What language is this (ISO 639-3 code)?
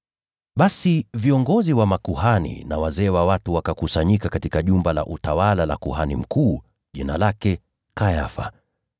swa